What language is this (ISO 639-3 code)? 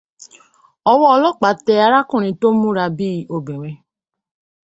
yor